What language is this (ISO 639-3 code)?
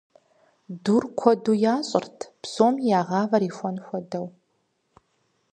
kbd